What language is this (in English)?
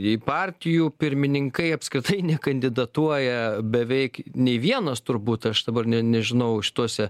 Lithuanian